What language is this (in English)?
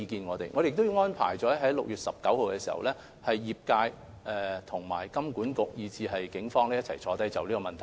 Cantonese